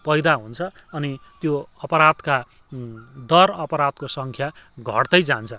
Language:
Nepali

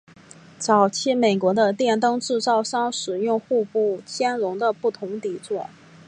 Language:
Chinese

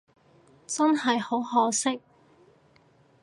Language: Cantonese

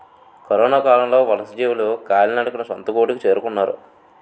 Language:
Telugu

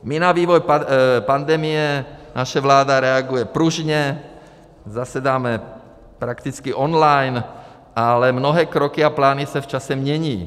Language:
Czech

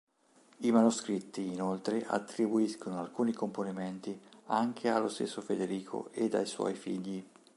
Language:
Italian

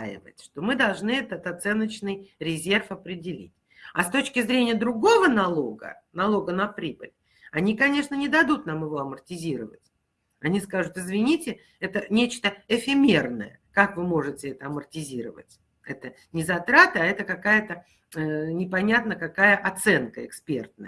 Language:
Russian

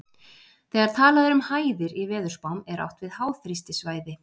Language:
Icelandic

